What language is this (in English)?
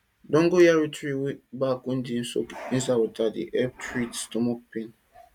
Nigerian Pidgin